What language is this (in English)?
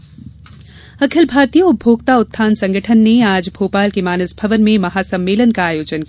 Hindi